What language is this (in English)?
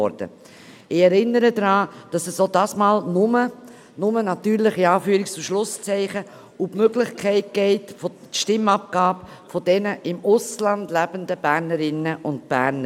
Swiss German